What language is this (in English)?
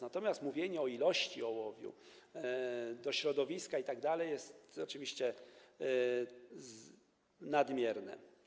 Polish